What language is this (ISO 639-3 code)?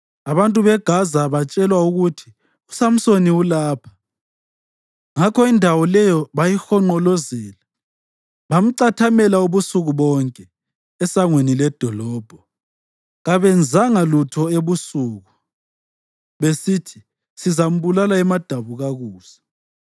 nde